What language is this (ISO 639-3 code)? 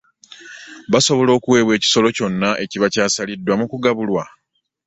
lug